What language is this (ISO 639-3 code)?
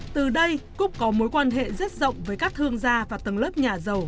vie